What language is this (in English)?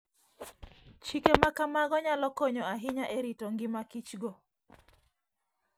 Luo (Kenya and Tanzania)